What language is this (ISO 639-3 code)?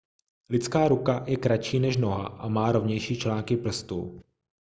ces